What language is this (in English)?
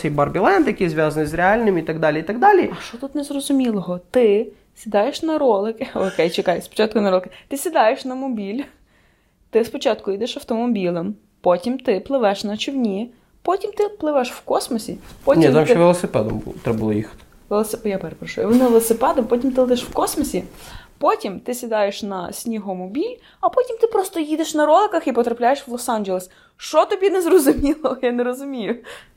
Ukrainian